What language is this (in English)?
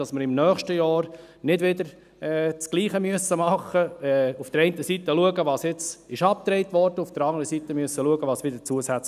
Swiss German